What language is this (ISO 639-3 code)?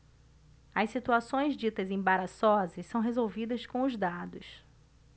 por